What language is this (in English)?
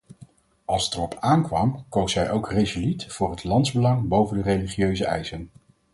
Dutch